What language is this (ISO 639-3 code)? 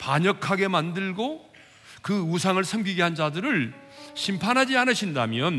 kor